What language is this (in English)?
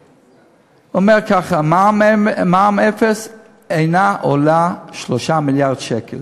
Hebrew